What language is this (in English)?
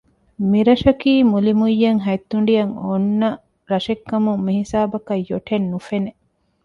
Divehi